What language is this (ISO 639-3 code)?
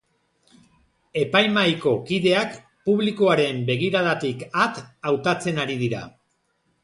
eus